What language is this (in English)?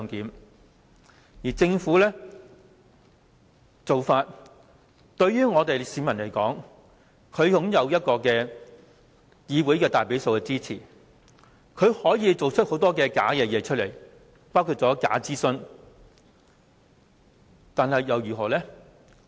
Cantonese